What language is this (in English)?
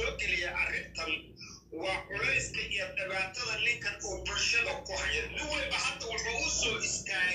Arabic